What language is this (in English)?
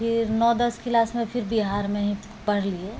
Maithili